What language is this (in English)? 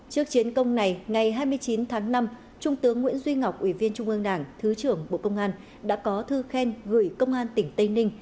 Vietnamese